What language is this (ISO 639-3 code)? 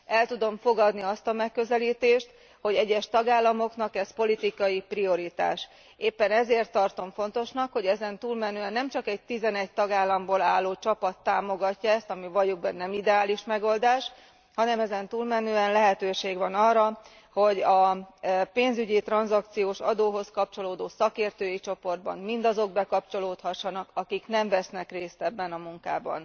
hun